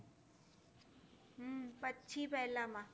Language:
Gujarati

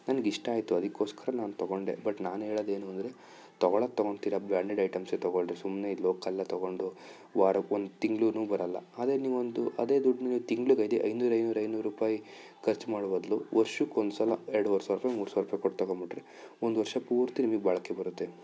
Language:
Kannada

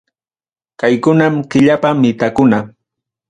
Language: Ayacucho Quechua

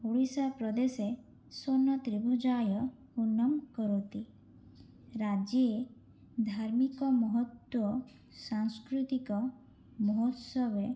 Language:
Sanskrit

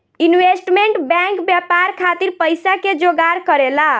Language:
Bhojpuri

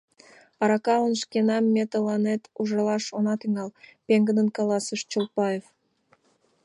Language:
Mari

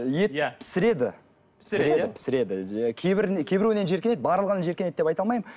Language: Kazakh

